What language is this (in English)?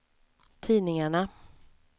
Swedish